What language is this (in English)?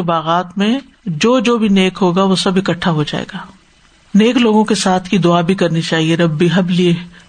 Urdu